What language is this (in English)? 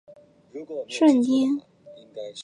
Chinese